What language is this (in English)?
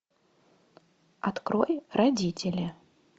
Russian